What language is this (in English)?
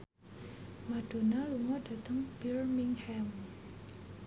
Javanese